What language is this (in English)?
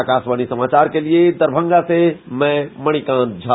Hindi